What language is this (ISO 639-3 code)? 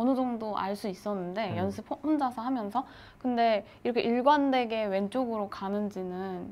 kor